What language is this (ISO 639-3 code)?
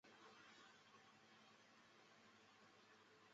zho